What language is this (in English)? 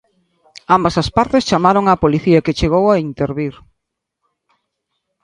Galician